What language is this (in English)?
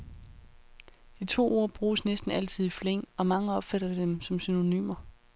Danish